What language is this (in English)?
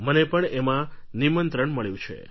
Gujarati